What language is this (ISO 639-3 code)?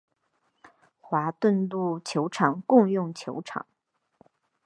zho